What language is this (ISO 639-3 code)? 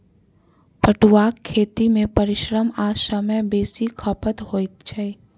mai